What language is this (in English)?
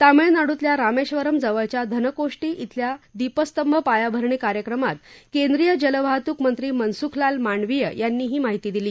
Marathi